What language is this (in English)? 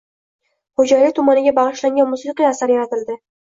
Uzbek